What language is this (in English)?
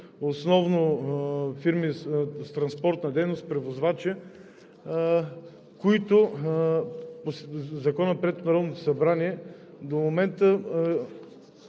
Bulgarian